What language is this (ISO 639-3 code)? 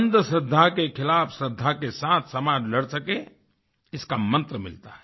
hin